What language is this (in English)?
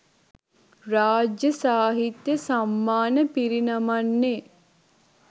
Sinhala